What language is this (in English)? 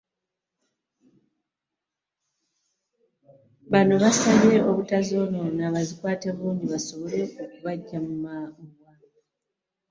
Ganda